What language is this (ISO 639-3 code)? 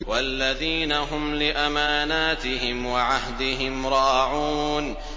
ara